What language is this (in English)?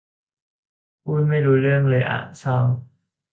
Thai